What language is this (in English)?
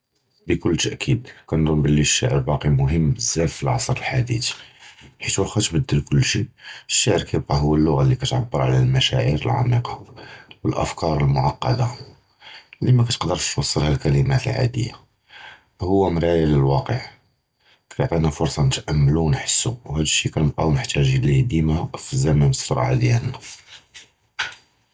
Judeo-Arabic